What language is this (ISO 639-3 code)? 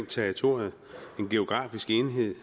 dan